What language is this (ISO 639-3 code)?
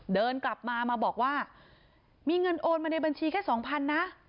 tha